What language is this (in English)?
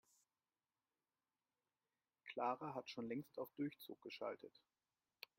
German